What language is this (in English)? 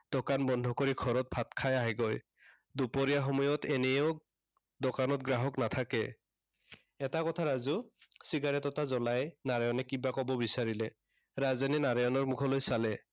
Assamese